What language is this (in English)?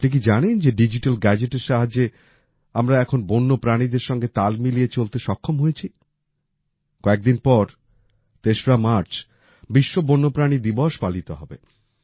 Bangla